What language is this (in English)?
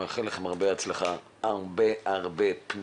Hebrew